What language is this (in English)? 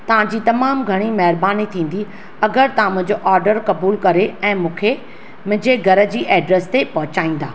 Sindhi